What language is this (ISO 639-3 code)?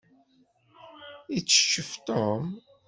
kab